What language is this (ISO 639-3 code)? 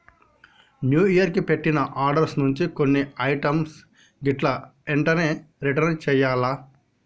tel